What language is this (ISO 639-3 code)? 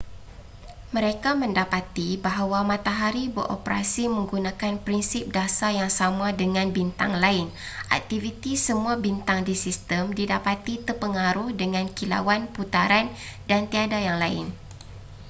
msa